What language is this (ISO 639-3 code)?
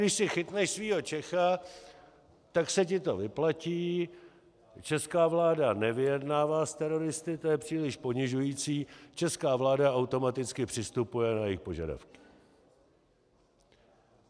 ces